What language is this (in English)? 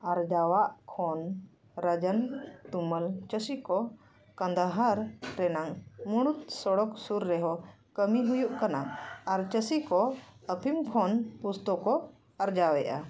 Santali